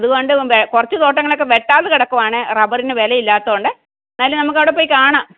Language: Malayalam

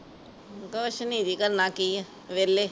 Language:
Punjabi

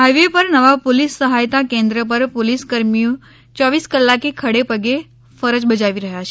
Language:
Gujarati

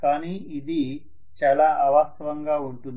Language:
Telugu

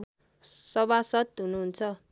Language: Nepali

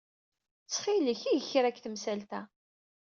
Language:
Kabyle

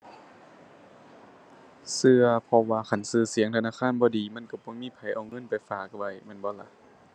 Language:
Thai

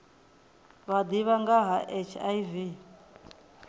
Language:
Venda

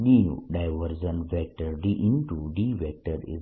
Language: Gujarati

